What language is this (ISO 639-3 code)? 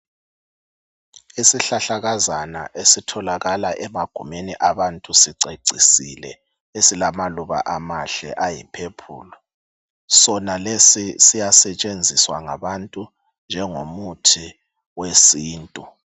nde